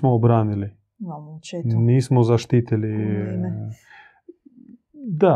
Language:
Croatian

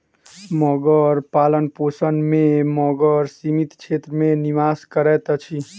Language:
Maithili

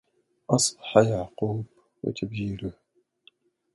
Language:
Arabic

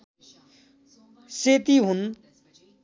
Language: Nepali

